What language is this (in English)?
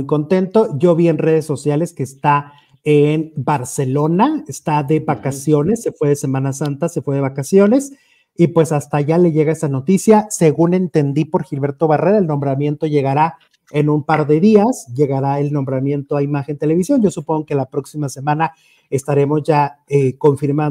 Spanish